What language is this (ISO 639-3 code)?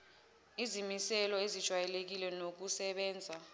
zul